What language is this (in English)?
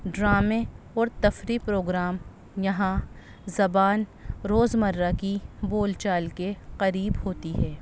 Urdu